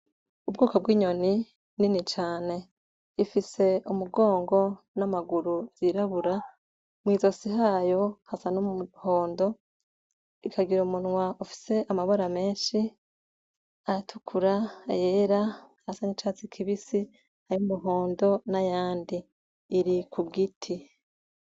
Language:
Rundi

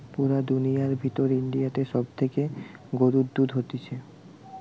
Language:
Bangla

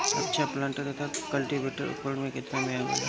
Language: Bhojpuri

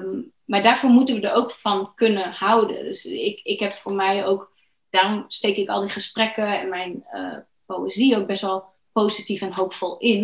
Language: Dutch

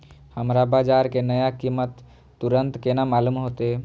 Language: Maithili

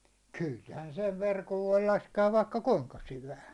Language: Finnish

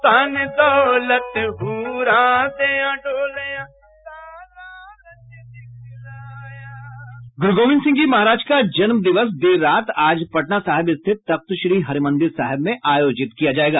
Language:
Hindi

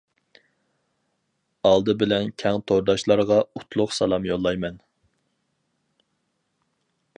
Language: Uyghur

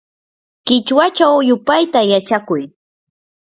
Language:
Yanahuanca Pasco Quechua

